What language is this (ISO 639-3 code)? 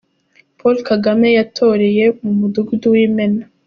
kin